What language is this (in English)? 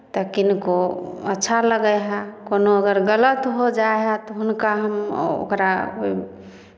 Maithili